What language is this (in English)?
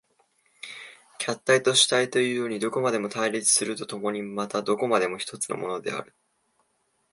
Japanese